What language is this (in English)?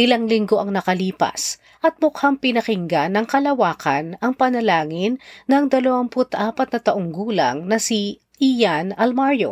Filipino